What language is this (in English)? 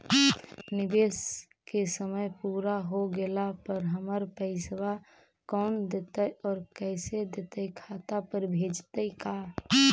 Magahi